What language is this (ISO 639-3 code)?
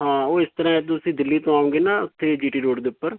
pan